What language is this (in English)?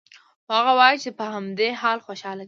Pashto